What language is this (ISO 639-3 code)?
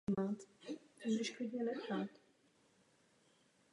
ces